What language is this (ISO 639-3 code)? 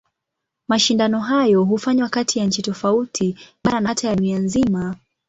swa